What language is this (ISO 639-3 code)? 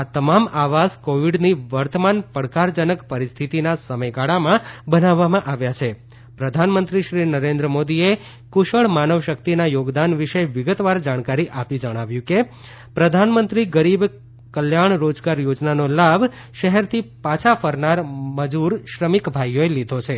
guj